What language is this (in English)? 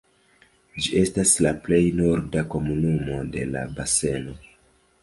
Esperanto